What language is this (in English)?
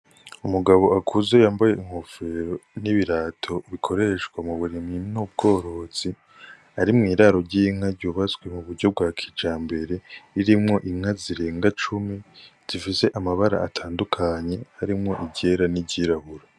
Rundi